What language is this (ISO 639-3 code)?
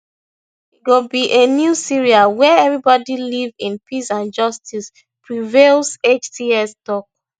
pcm